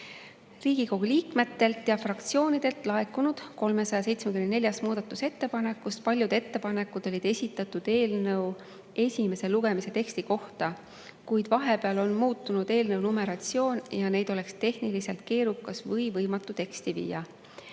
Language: Estonian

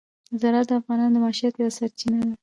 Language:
Pashto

